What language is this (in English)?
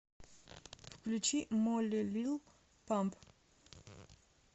Russian